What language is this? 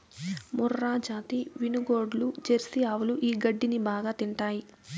Telugu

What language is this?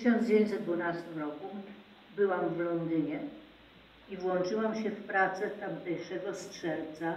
Polish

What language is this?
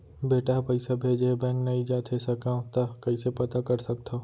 Chhattisgarhi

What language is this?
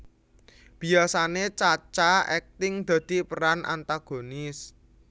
Javanese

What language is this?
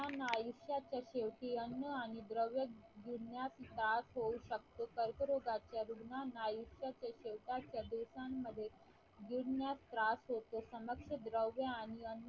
Marathi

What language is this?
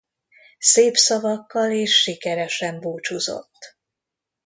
Hungarian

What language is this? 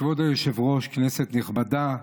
Hebrew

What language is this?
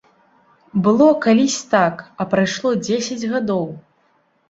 Belarusian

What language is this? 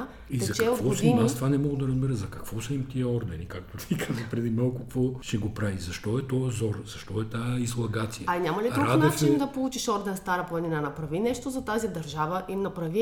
Bulgarian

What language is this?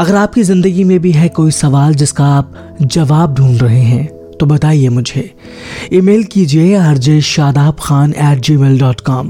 Hindi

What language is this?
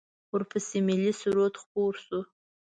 Pashto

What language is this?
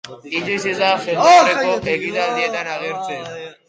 Basque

